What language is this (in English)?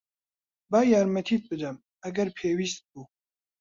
Central Kurdish